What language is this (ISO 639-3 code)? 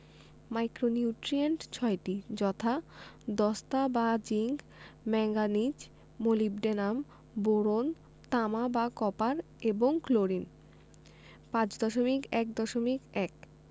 ben